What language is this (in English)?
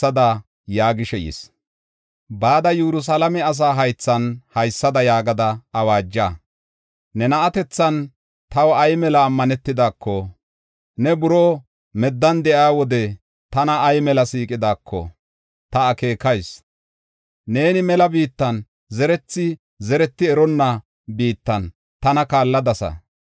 Gofa